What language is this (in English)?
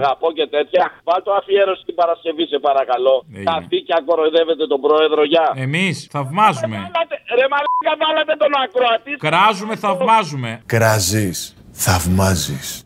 Greek